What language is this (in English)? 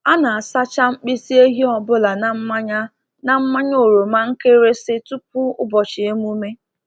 Igbo